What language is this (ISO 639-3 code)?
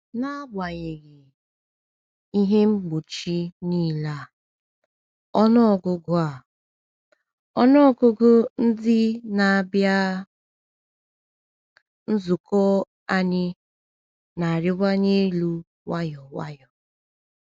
ibo